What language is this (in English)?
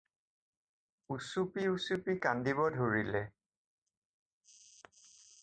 Assamese